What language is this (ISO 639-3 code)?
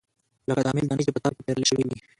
pus